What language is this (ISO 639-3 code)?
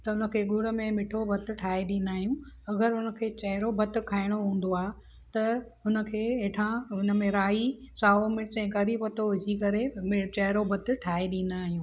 snd